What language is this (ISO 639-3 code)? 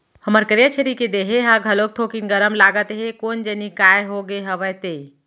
hne